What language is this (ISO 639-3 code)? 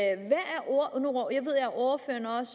dan